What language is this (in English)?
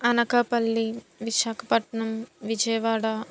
Telugu